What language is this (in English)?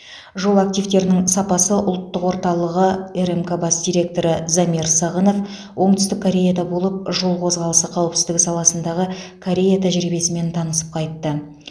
Kazakh